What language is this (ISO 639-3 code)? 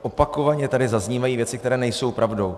ces